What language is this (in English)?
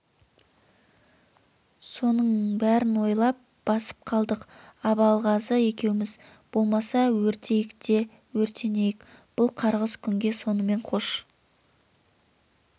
Kazakh